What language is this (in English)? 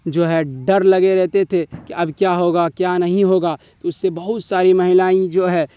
Urdu